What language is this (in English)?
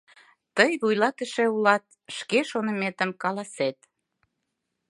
Mari